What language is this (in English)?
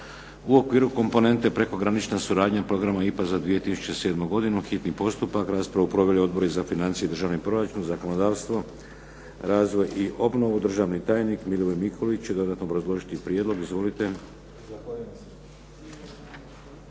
Croatian